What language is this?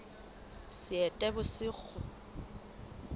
Southern Sotho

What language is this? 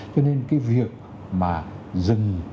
Vietnamese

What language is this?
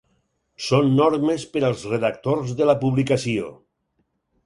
Catalan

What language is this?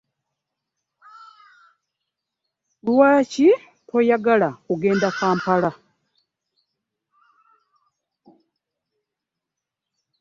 Ganda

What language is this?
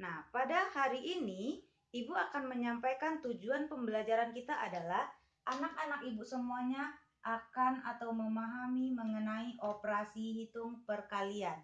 Indonesian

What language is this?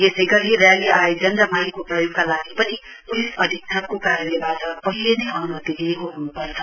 Nepali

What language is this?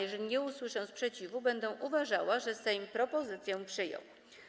Polish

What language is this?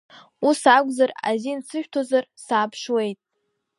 Abkhazian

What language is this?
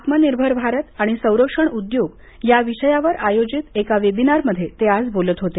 Marathi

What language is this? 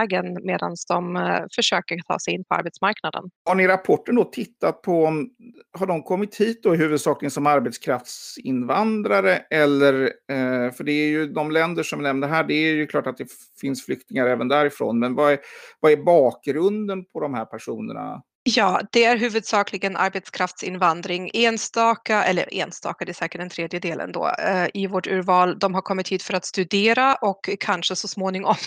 Swedish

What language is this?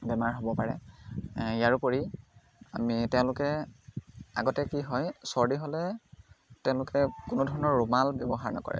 Assamese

